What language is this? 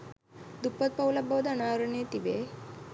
Sinhala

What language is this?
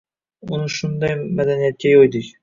Uzbek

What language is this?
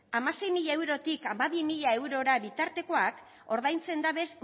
Basque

